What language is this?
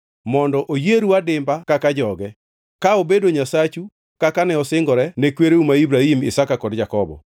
Luo (Kenya and Tanzania)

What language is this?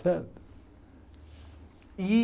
Portuguese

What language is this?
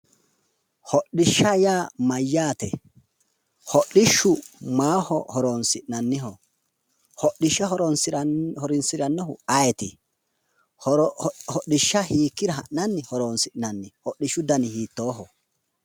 Sidamo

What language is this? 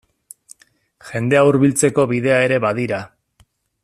Basque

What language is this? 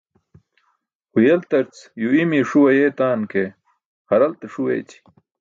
Burushaski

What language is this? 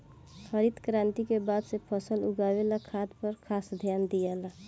Bhojpuri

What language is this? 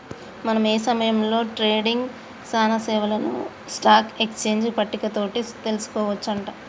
Telugu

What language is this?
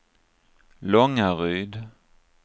Swedish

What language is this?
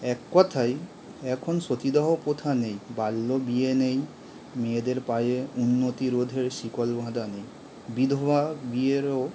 Bangla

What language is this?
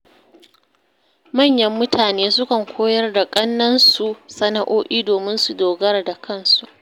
Hausa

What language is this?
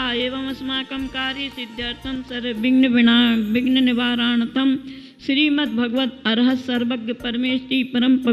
Hindi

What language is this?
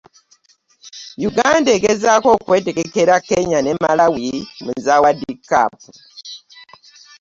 Ganda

